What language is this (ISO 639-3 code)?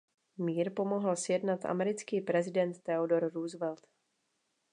ces